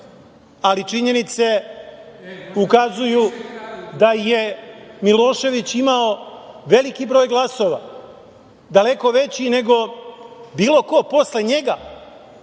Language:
Serbian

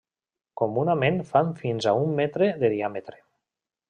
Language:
Catalan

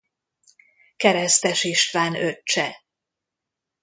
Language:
Hungarian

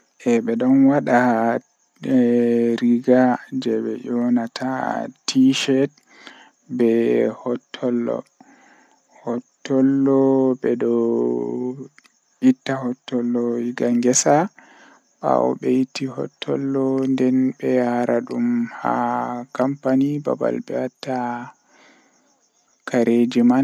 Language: Western Niger Fulfulde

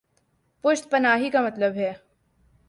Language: Urdu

